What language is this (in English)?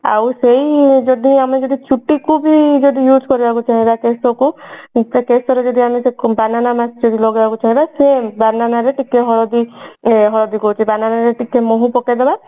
Odia